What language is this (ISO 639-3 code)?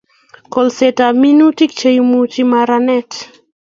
kln